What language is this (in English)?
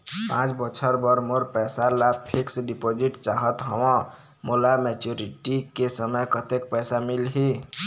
Chhattisgarhi